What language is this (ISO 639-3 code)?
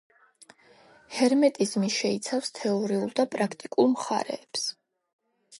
kat